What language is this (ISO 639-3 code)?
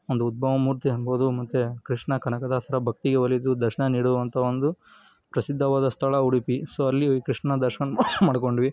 kan